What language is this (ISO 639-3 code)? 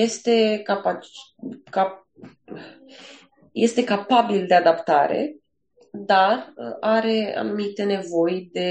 ron